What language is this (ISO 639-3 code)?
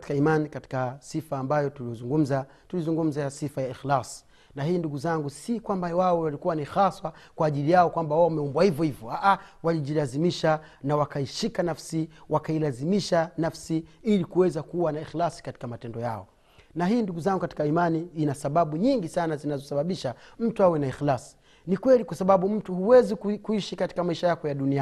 swa